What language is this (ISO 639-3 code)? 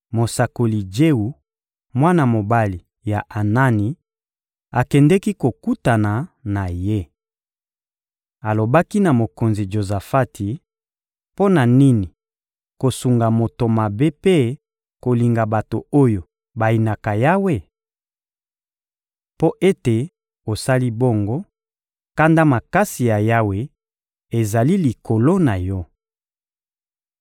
lin